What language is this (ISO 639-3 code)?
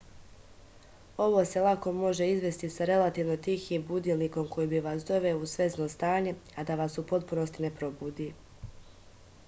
srp